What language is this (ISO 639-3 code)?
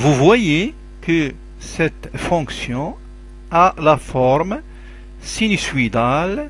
fra